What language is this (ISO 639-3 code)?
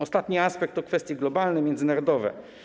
pol